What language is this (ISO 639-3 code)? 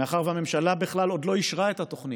heb